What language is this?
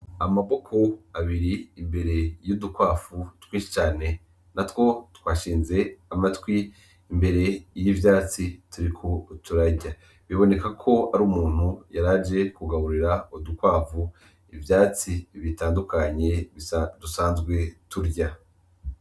Rundi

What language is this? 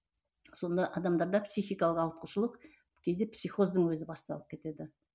Kazakh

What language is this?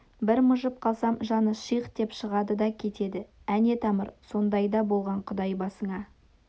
Kazakh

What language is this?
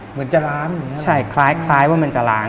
Thai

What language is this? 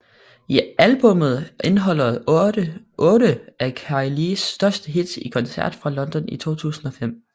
Danish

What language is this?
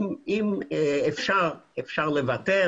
Hebrew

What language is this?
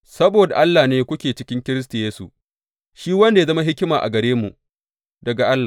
Hausa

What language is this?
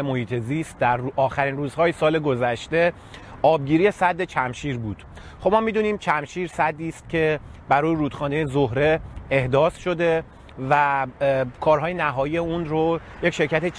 Persian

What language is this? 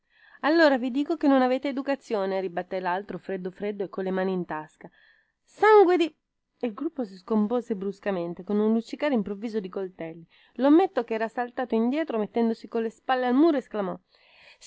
Italian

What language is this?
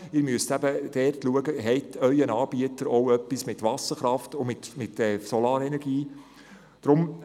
Swiss German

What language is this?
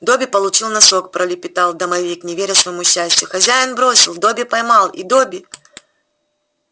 Russian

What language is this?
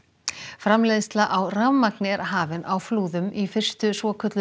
Icelandic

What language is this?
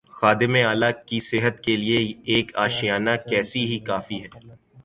Urdu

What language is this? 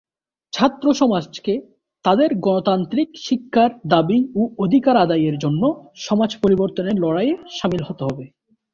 Bangla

